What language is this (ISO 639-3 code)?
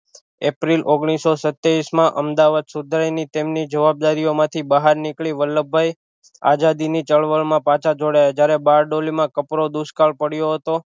guj